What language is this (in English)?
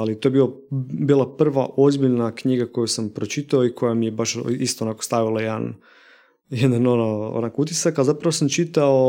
Croatian